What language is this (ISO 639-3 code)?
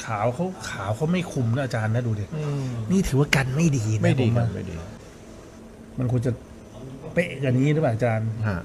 tha